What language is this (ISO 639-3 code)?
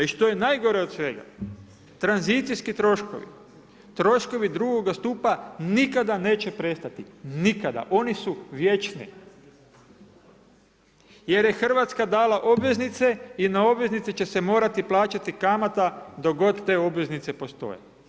hrv